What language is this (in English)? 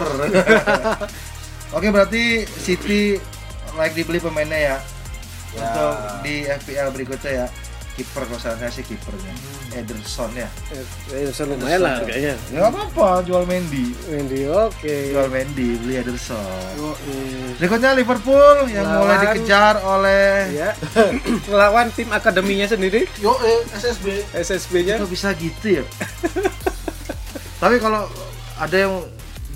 Indonesian